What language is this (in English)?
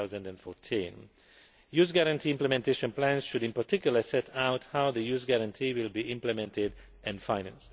English